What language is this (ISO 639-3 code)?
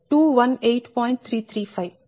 tel